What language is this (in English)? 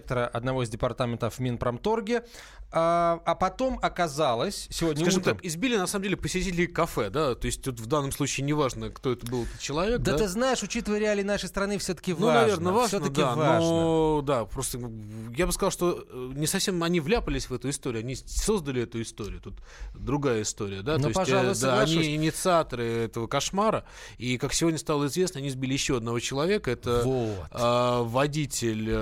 Russian